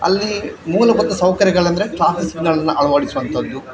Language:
Kannada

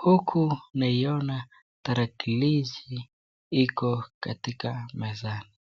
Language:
Swahili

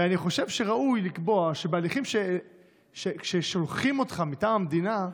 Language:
Hebrew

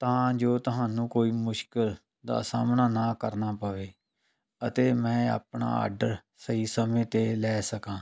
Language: Punjabi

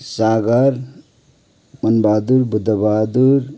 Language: Nepali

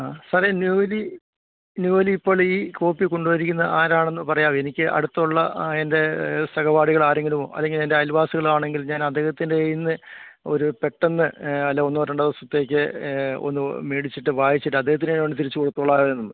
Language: Malayalam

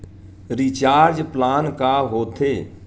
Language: Chhattisgarhi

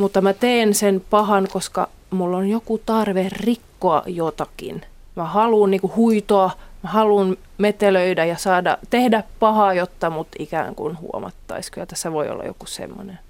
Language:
Finnish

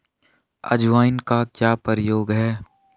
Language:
Hindi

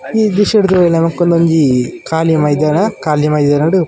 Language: Tulu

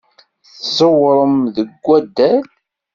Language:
Kabyle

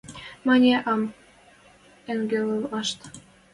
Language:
Western Mari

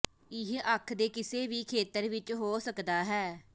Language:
Punjabi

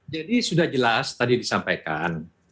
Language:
Indonesian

